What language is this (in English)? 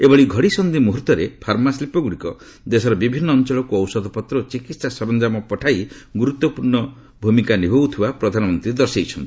Odia